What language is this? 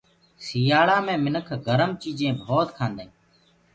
Gurgula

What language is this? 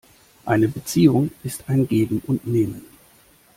German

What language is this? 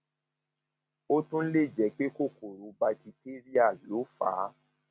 Yoruba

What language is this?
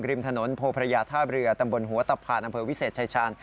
Thai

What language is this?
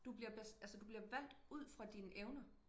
Danish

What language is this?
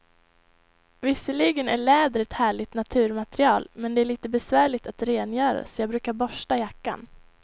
Swedish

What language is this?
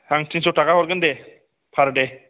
Bodo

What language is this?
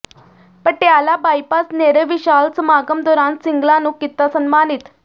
Punjabi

